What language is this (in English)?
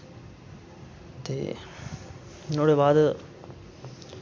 Dogri